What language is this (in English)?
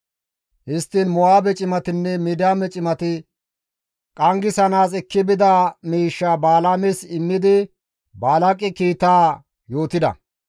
Gamo